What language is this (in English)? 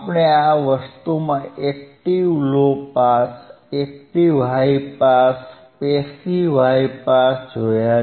Gujarati